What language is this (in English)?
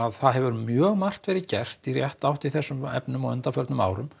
Icelandic